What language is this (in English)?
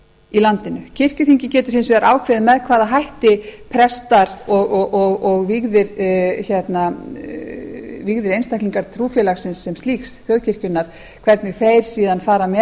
Icelandic